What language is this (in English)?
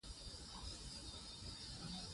Pashto